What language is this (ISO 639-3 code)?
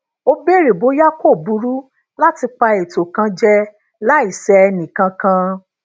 yor